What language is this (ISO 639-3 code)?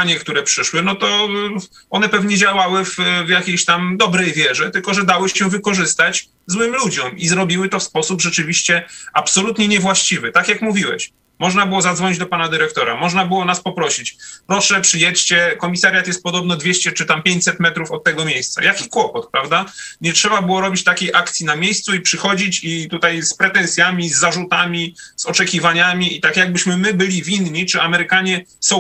pol